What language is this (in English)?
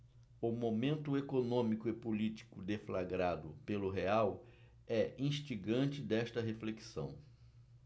Portuguese